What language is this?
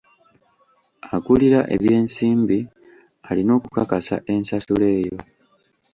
Ganda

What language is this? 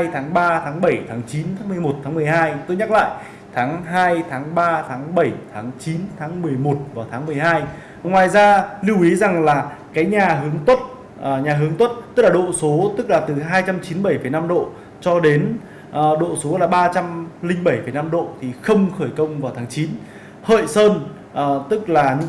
Vietnamese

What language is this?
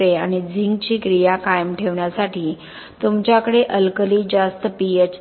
Marathi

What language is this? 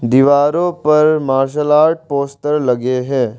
Hindi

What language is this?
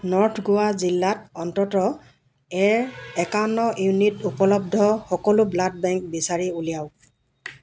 Assamese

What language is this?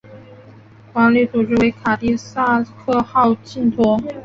Chinese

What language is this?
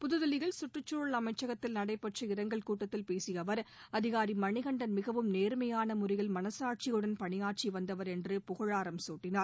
Tamil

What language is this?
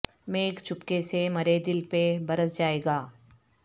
Urdu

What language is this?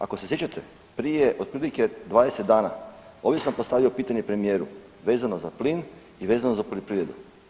Croatian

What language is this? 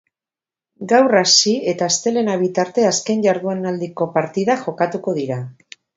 Basque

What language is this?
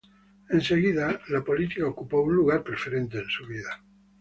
Spanish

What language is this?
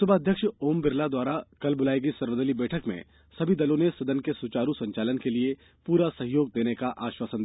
Hindi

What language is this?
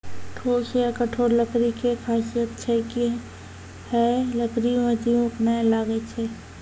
Maithili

